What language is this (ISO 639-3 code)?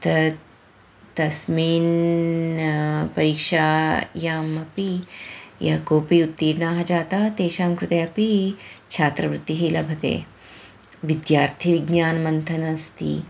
san